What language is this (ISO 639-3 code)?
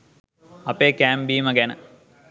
sin